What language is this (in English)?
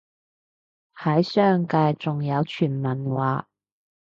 Cantonese